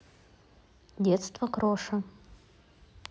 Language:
Russian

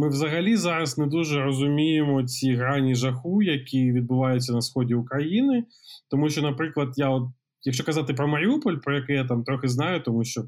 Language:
Ukrainian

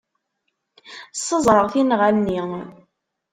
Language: Kabyle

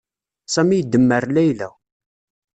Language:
Kabyle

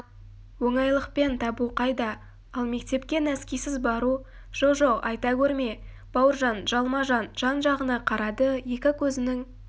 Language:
Kazakh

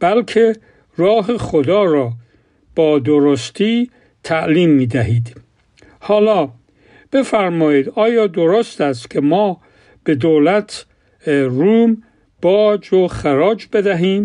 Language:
Persian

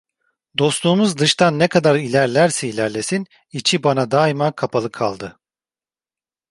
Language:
Turkish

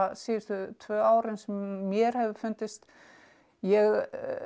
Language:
Icelandic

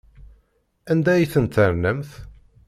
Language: Kabyle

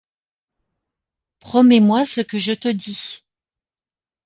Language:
French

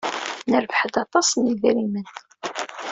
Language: Kabyle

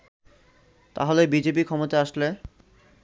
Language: Bangla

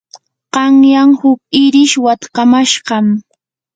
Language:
Yanahuanca Pasco Quechua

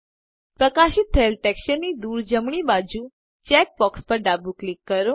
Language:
Gujarati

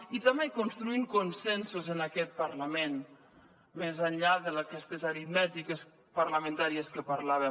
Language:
Catalan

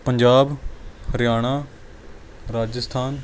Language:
Punjabi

